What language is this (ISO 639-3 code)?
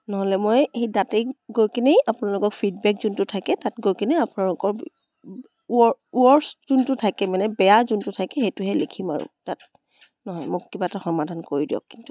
asm